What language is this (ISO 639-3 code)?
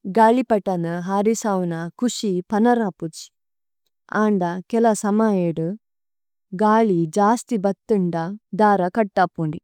tcy